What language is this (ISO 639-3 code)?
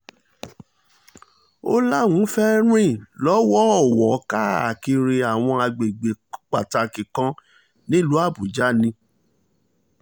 yor